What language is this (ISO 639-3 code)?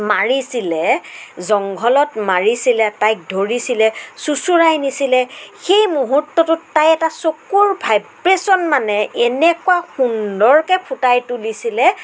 asm